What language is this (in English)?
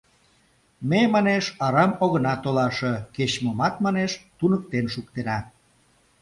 Mari